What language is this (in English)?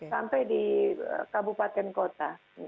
Indonesian